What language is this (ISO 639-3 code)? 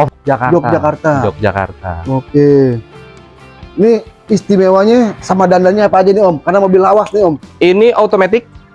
ind